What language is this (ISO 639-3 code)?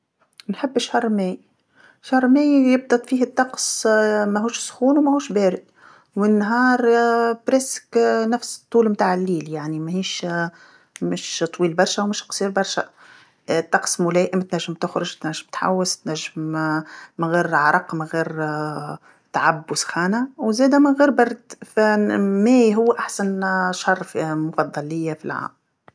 aeb